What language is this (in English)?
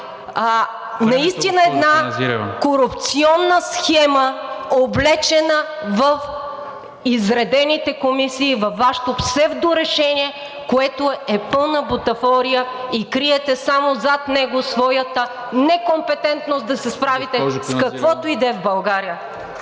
Bulgarian